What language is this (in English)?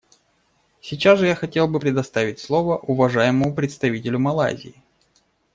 Russian